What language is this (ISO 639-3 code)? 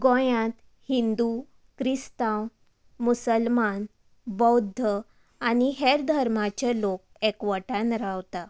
kok